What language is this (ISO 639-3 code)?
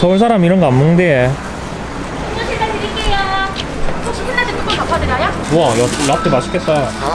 kor